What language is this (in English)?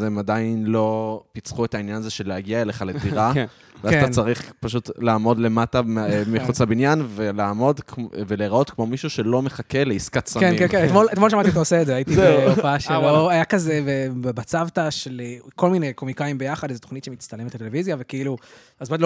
Hebrew